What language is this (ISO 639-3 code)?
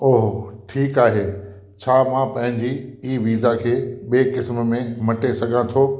snd